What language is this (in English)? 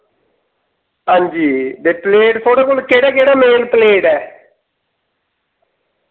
Dogri